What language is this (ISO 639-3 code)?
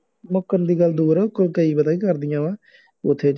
pan